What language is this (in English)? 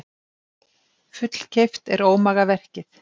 Icelandic